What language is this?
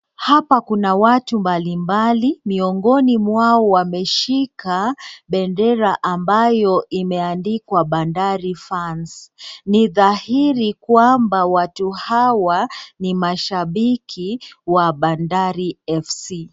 Swahili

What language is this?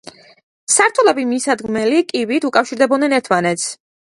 Georgian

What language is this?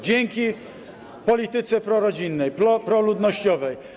Polish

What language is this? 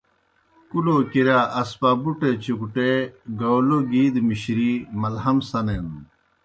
Kohistani Shina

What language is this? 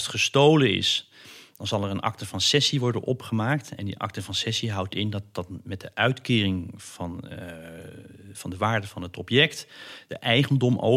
Dutch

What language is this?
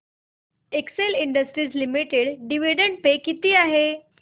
Marathi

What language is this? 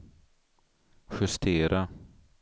Swedish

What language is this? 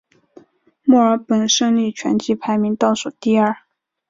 Chinese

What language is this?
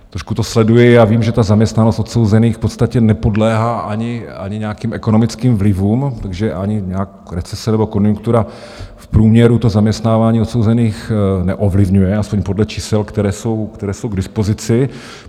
Czech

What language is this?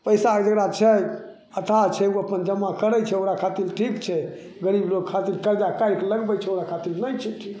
Maithili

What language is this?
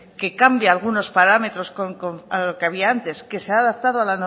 Spanish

